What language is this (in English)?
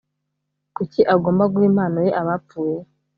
Kinyarwanda